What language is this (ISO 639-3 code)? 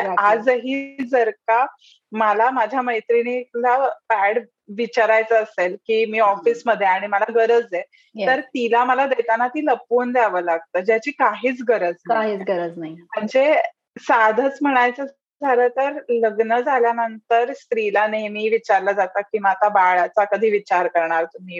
mar